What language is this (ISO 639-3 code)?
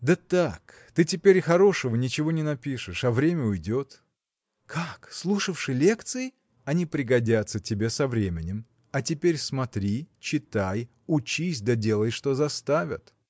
rus